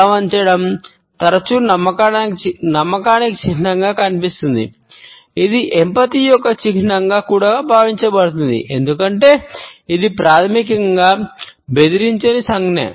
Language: Telugu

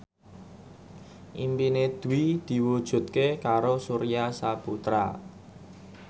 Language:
Javanese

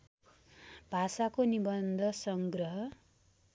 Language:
Nepali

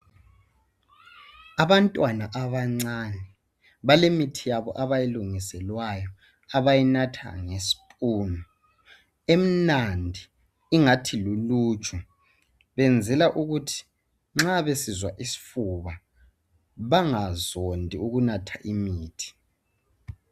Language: North Ndebele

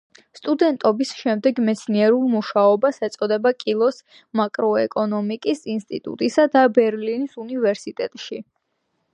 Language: Georgian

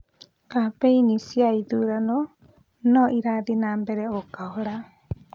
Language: Kikuyu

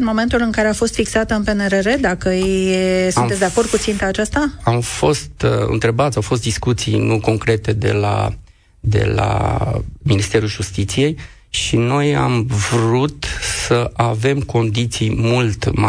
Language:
Romanian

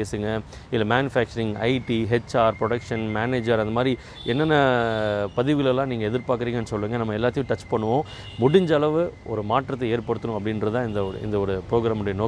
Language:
Tamil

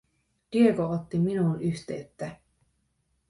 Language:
Finnish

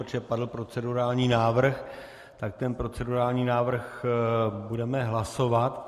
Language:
Czech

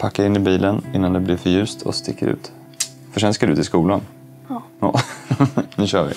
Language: Swedish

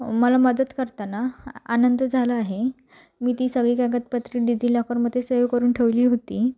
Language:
Marathi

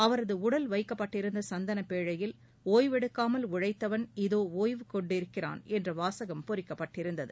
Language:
Tamil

